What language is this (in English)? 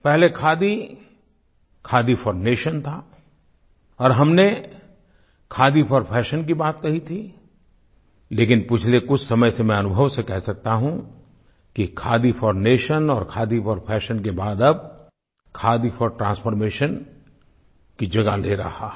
Hindi